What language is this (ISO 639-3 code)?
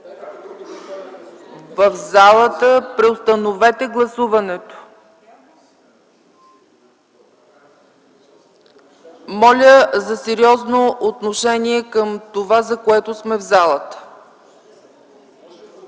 bul